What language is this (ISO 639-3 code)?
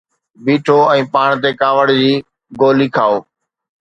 snd